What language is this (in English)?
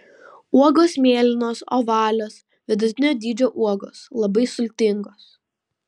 Lithuanian